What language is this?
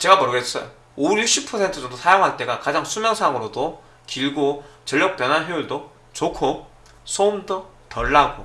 Korean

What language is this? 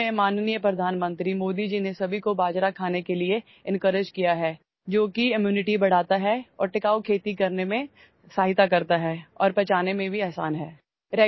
Urdu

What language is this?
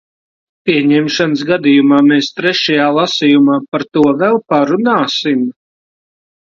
Latvian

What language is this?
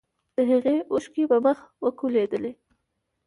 Pashto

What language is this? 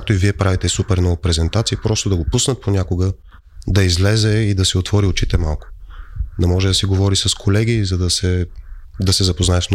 Bulgarian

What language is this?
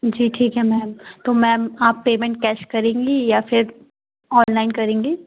Hindi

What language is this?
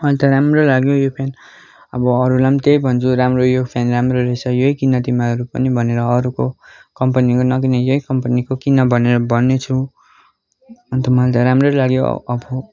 Nepali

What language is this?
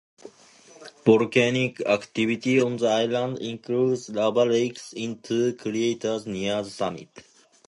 English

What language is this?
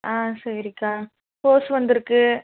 Tamil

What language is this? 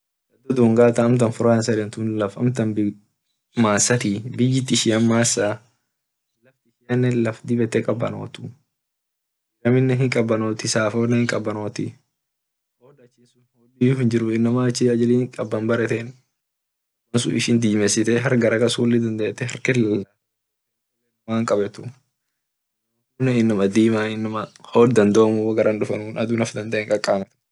Orma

